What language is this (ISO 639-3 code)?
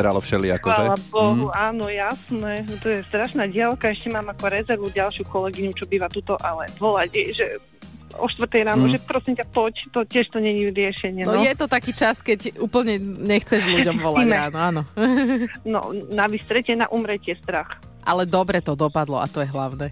slk